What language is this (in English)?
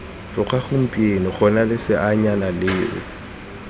Tswana